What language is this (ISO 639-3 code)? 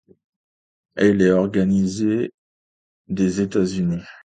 fra